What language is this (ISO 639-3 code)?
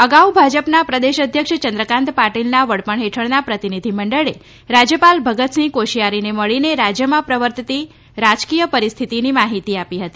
guj